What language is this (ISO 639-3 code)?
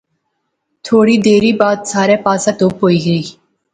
phr